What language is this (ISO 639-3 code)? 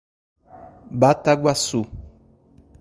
por